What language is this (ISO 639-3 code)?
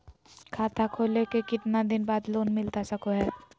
mag